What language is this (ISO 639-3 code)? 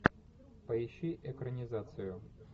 rus